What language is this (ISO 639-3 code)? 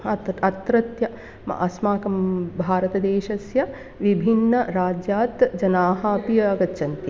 san